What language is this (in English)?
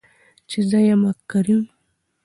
Pashto